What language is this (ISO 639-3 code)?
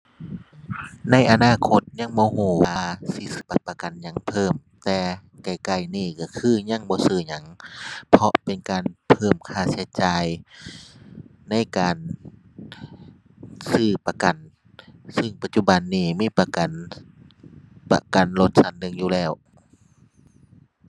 tha